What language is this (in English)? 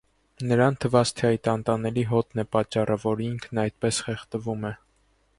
Armenian